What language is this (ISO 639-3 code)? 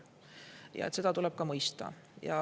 est